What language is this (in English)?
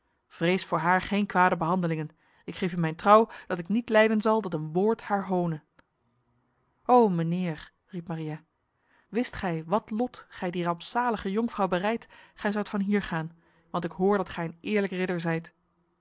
Dutch